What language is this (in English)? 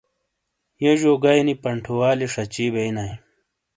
Shina